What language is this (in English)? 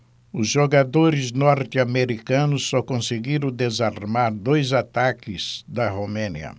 Portuguese